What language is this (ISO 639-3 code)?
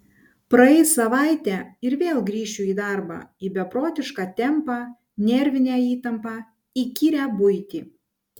lit